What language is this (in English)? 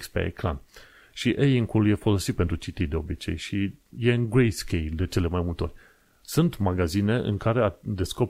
Romanian